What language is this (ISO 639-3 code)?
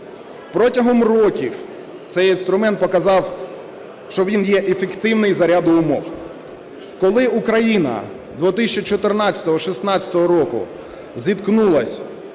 ukr